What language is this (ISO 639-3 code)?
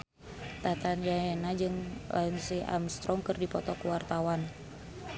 sun